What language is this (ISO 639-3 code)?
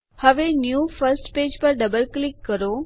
guj